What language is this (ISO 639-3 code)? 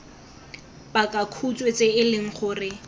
tsn